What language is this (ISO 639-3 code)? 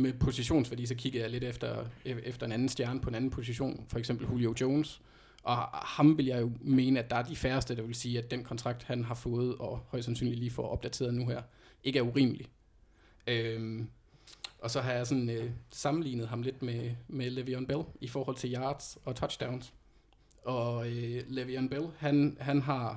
dan